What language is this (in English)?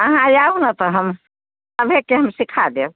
Maithili